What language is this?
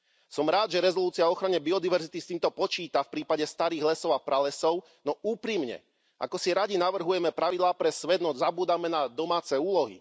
Slovak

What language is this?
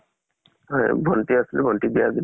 Assamese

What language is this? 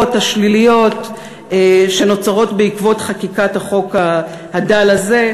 Hebrew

